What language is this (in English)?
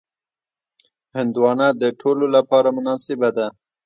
Pashto